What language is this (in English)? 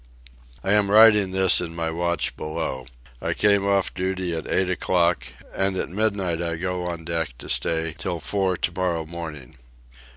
English